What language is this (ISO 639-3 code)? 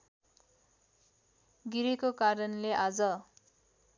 nep